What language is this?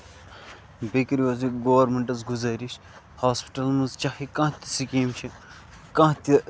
Kashmiri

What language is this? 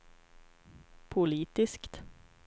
Swedish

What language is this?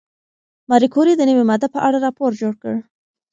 Pashto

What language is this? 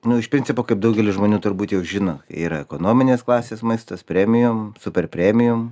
Lithuanian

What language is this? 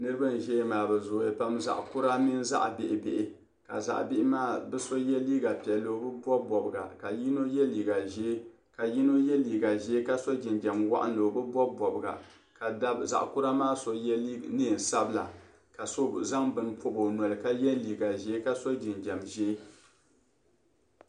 Dagbani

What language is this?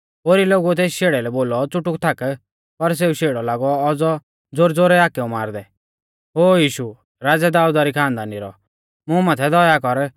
Mahasu Pahari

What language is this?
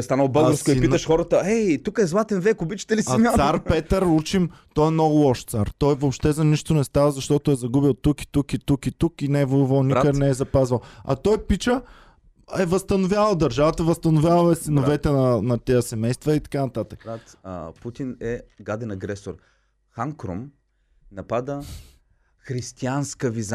Bulgarian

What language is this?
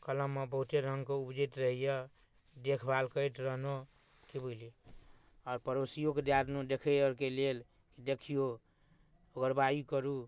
Maithili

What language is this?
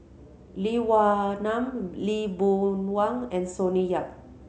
English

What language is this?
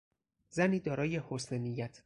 Persian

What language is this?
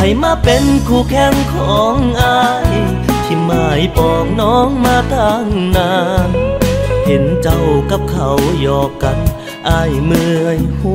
Thai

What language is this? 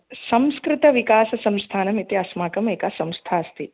Sanskrit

